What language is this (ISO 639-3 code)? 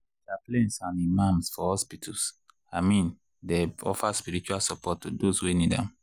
pcm